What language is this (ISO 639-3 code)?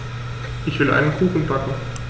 deu